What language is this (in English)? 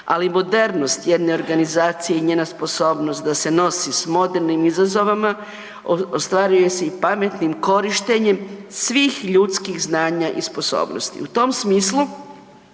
Croatian